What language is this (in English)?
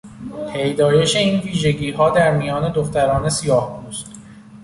Persian